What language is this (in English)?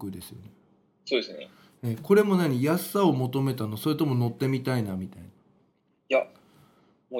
Japanese